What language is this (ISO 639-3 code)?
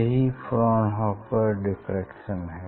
hin